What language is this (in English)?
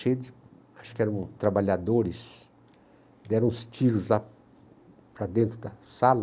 Portuguese